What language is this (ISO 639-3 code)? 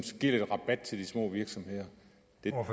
dan